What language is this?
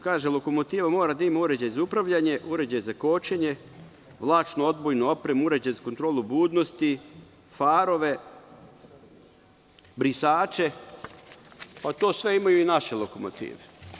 Serbian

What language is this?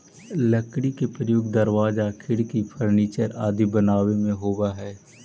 Magahi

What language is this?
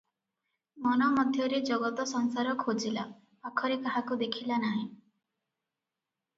Odia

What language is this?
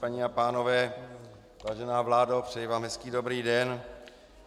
Czech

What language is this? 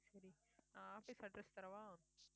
Tamil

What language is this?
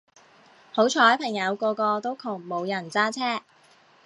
Cantonese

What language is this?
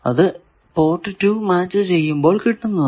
Malayalam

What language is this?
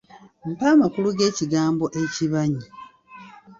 Ganda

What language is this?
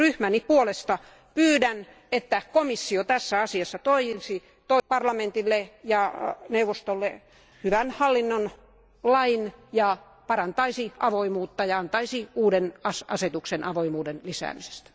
Finnish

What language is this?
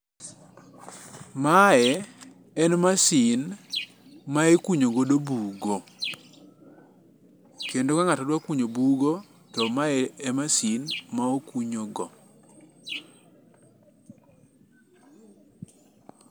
Luo (Kenya and Tanzania)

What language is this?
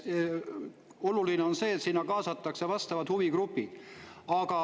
Estonian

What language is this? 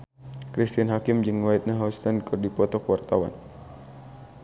Sundanese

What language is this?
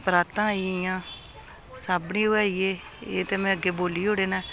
Dogri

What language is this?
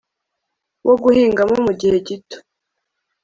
Kinyarwanda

